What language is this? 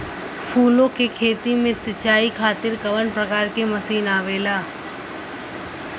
Bhojpuri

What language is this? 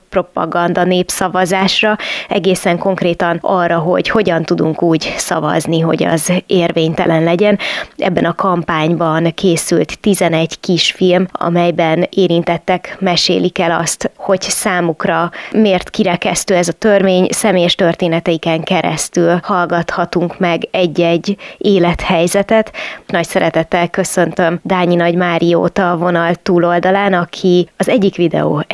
Hungarian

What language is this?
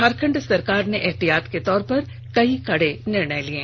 Hindi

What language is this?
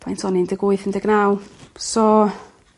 Welsh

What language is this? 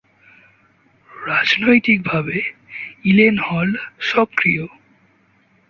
Bangla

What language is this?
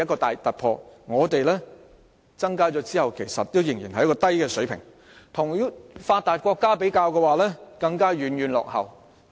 Cantonese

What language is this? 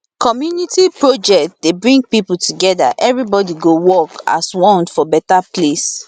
Nigerian Pidgin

